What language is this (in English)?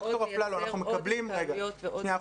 Hebrew